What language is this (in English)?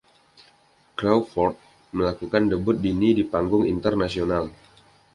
Indonesian